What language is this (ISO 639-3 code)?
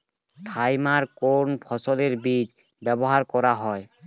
ben